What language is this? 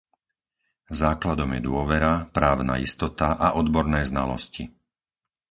Slovak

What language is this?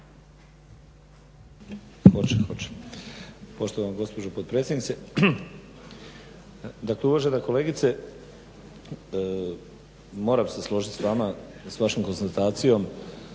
Croatian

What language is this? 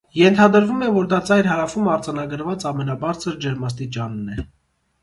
Armenian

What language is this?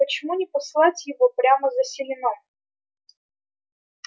Russian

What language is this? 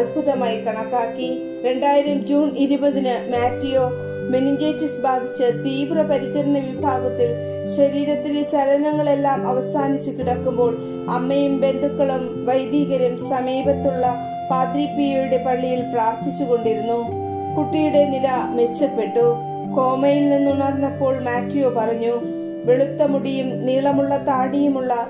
Turkish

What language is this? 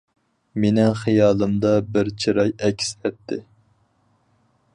Uyghur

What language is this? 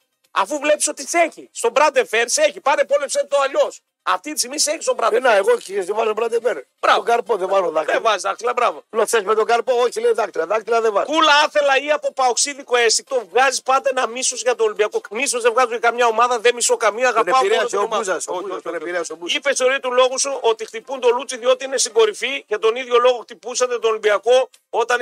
Greek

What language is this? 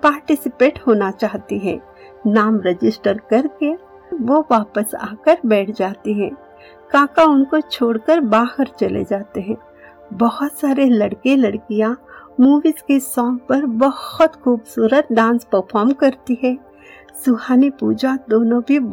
Hindi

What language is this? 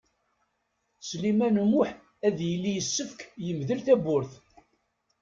Kabyle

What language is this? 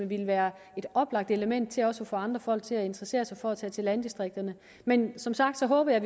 Danish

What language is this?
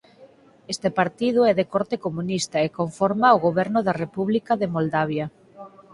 Galician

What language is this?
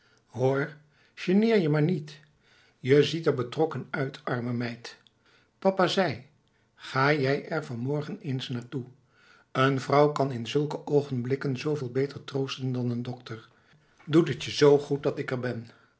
Dutch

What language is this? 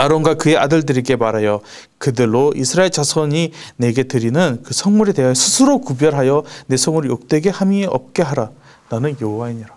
Korean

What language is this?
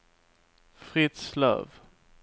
Swedish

